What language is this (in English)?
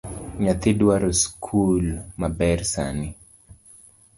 Luo (Kenya and Tanzania)